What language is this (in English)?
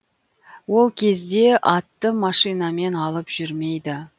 Kazakh